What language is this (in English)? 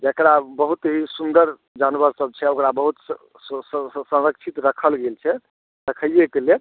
Maithili